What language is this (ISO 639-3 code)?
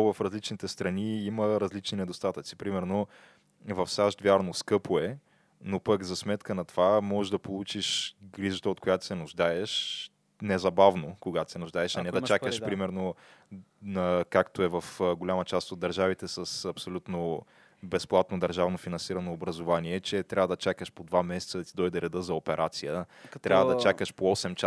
bul